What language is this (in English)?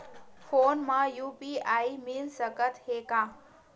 Chhattisgarhi